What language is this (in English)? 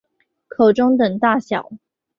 Chinese